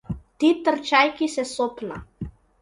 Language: Macedonian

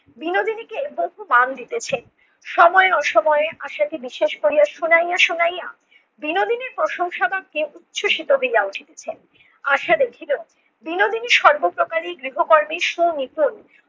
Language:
Bangla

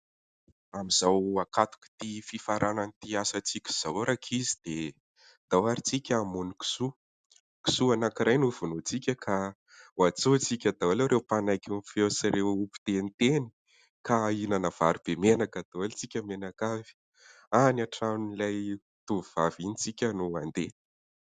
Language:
Malagasy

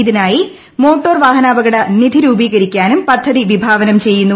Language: Malayalam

